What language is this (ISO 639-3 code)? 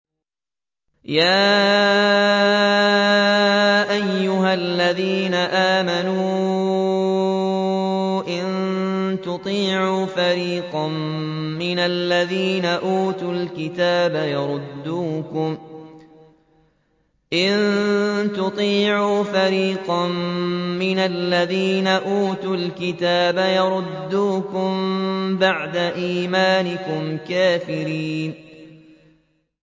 ara